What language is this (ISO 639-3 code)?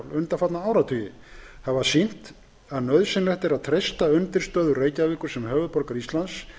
isl